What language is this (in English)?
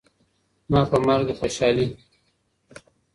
Pashto